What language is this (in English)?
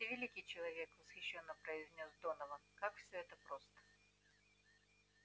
Russian